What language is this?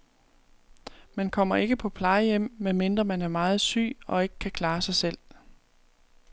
Danish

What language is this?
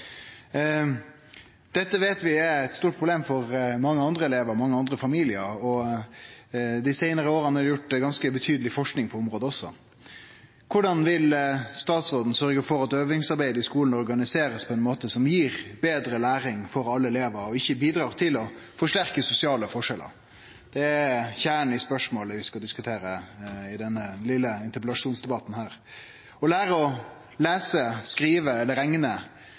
Norwegian Nynorsk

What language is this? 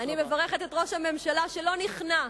Hebrew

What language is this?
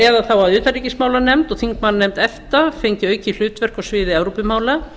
Icelandic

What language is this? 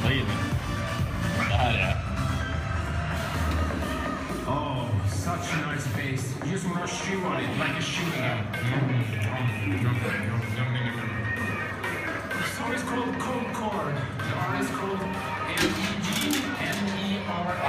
Swedish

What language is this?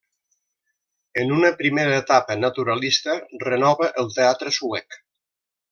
Catalan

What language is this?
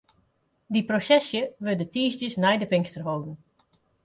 Western Frisian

